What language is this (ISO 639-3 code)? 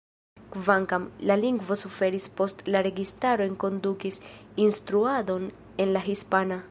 epo